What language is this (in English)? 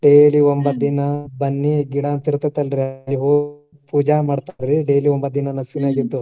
Kannada